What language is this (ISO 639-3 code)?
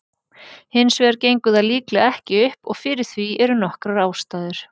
isl